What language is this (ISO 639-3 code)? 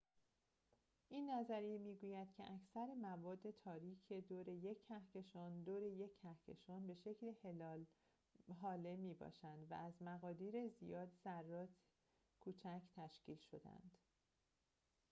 fas